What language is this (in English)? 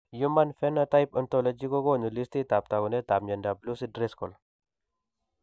Kalenjin